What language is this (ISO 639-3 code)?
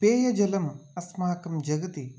san